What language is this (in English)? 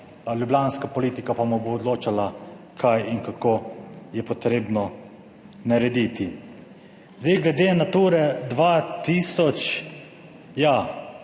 Slovenian